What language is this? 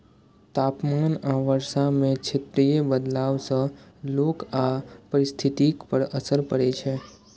Maithili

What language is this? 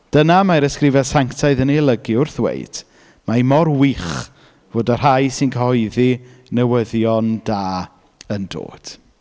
Welsh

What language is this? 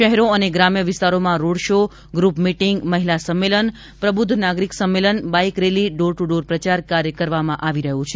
Gujarati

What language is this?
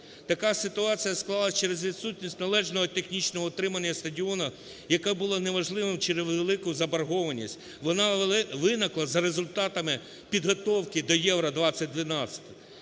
Ukrainian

